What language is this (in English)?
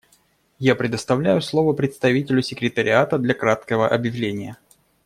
Russian